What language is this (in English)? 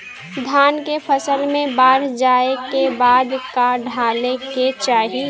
Bhojpuri